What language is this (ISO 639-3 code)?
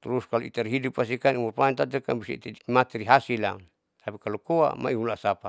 sau